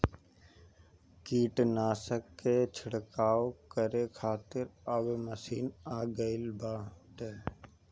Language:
Bhojpuri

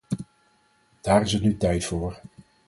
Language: Dutch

